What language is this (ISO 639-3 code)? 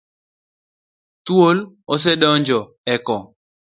luo